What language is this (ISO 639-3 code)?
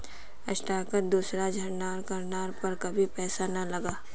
mag